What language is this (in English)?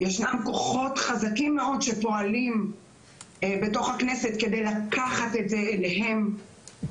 Hebrew